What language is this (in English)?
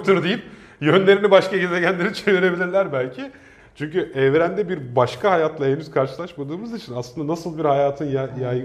Turkish